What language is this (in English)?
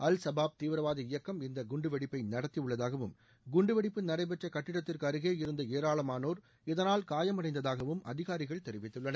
Tamil